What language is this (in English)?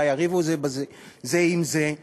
Hebrew